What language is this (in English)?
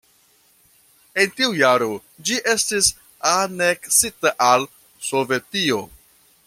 Esperanto